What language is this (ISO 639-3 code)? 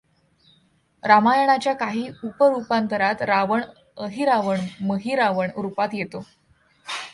mar